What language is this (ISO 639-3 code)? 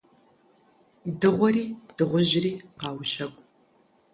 kbd